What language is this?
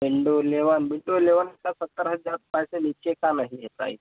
Hindi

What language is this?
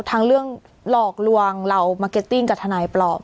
Thai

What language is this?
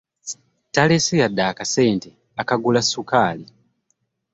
Ganda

